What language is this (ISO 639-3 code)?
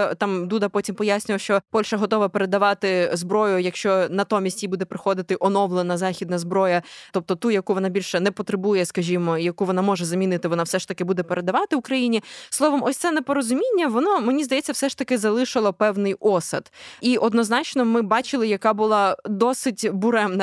ukr